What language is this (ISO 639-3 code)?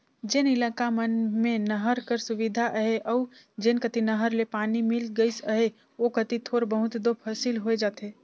hne